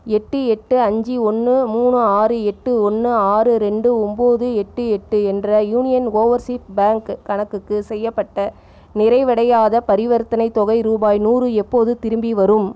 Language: Tamil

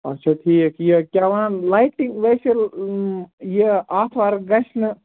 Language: Kashmiri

